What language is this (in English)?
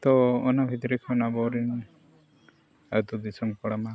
Santali